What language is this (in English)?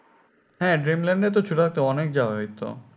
Bangla